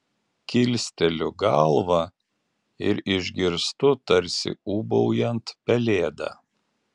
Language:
Lithuanian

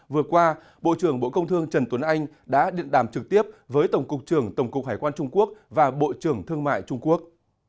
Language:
Vietnamese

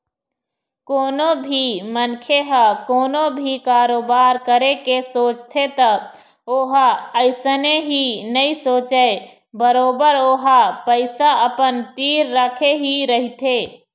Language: Chhattisgarhi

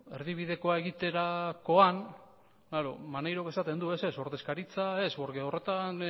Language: Basque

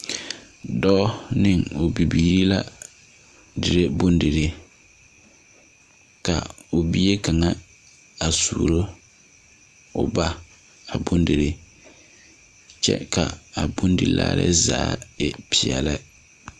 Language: Southern Dagaare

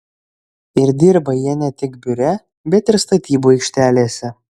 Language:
Lithuanian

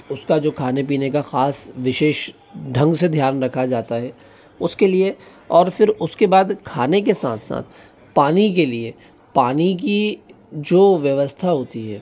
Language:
Hindi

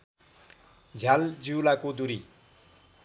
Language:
Nepali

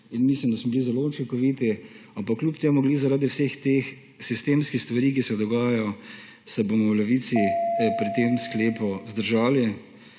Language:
Slovenian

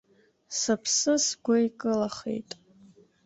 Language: Abkhazian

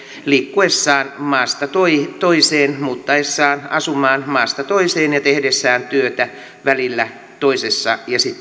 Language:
Finnish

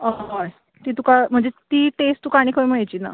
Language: Konkani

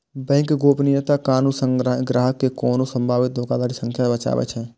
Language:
Maithili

